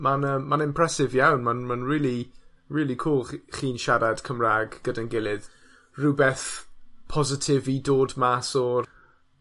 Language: Welsh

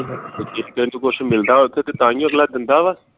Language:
Punjabi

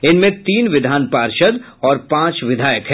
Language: Hindi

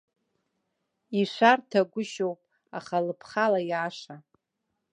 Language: Abkhazian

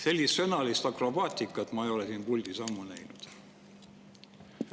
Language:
Estonian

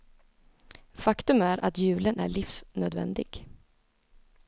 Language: Swedish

